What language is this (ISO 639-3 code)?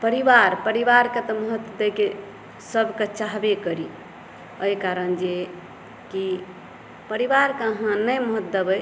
mai